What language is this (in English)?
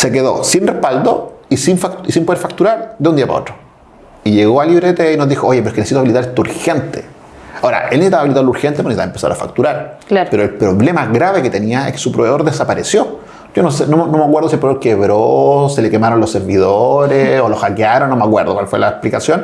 Spanish